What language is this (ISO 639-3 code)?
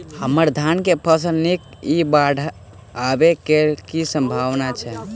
mai